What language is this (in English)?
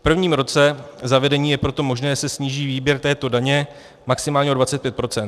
Czech